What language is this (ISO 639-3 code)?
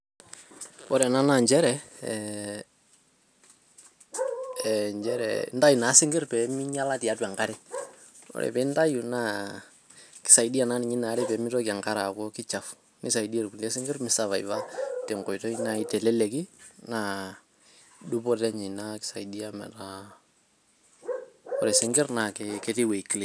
mas